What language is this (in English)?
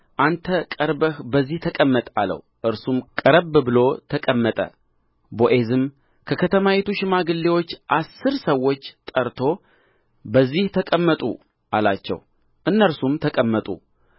Amharic